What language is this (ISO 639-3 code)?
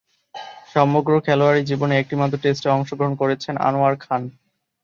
ben